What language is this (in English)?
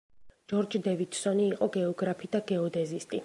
Georgian